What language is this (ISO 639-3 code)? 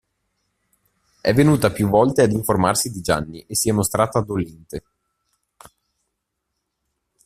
ita